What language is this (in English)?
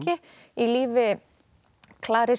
Icelandic